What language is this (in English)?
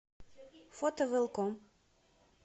Russian